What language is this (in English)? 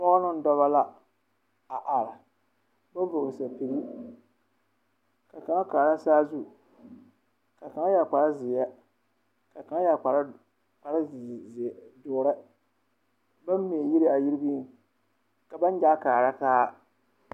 Southern Dagaare